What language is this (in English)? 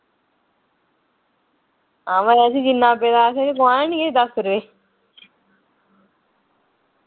Dogri